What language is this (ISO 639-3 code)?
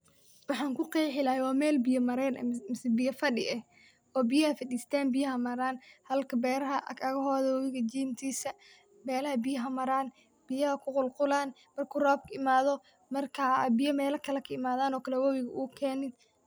som